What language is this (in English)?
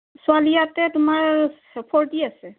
Assamese